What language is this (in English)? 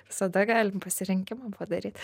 Lithuanian